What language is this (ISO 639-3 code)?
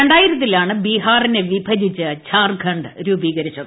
mal